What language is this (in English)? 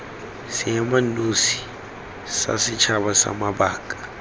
Tswana